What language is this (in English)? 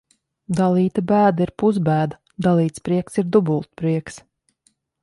Latvian